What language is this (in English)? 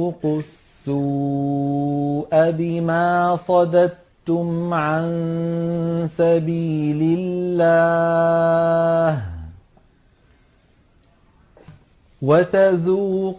Arabic